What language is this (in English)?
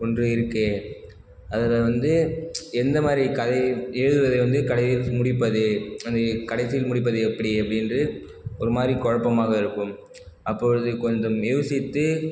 Tamil